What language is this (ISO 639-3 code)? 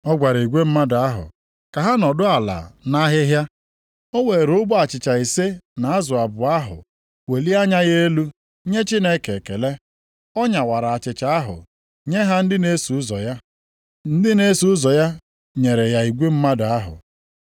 ibo